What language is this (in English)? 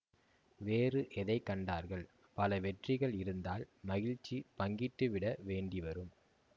Tamil